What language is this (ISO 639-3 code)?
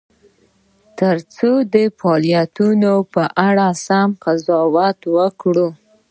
pus